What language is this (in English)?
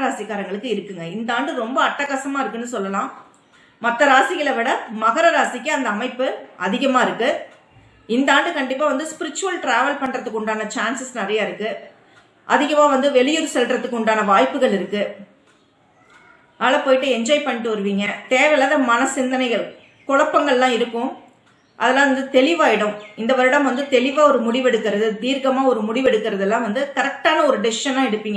Tamil